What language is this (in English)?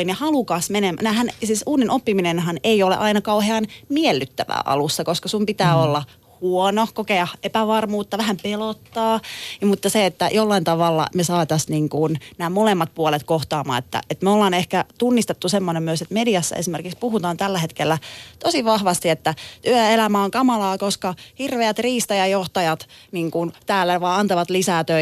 Finnish